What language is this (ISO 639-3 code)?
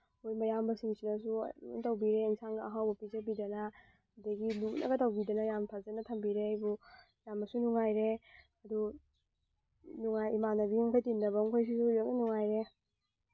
mni